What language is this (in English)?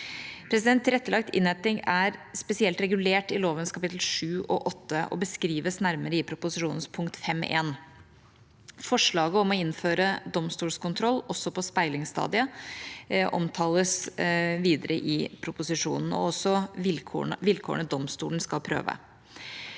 Norwegian